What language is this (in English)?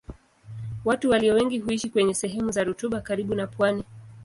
Swahili